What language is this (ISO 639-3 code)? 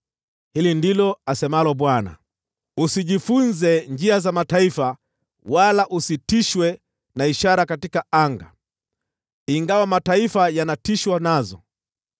swa